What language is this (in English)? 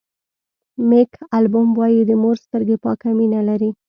Pashto